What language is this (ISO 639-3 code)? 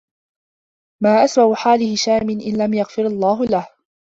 ara